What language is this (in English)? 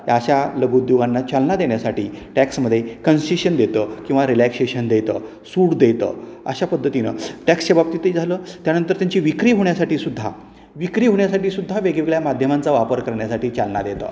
Marathi